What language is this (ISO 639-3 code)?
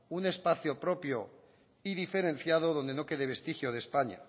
spa